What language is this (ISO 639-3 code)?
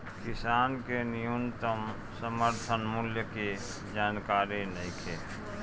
bho